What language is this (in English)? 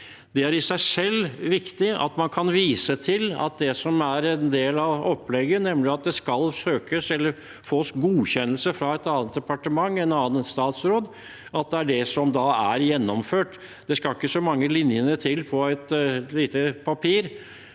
Norwegian